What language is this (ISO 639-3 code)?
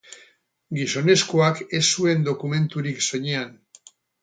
eus